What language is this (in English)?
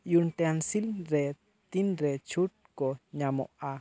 Santali